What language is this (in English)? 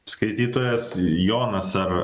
Lithuanian